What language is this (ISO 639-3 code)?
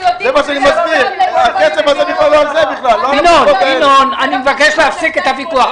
heb